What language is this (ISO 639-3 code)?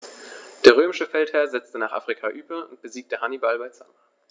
deu